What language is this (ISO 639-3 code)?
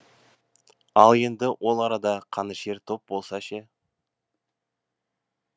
kaz